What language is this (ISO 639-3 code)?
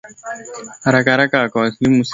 swa